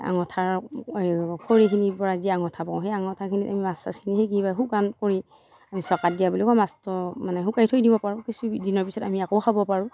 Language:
Assamese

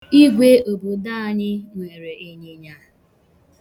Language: Igbo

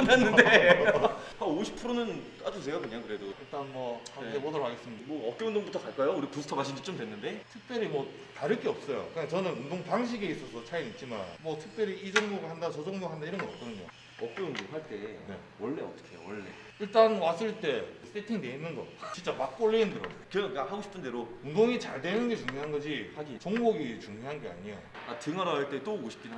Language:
Korean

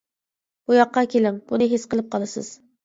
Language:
Uyghur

